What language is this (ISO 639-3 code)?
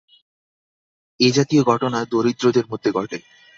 ben